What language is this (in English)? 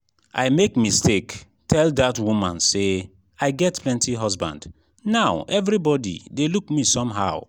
Nigerian Pidgin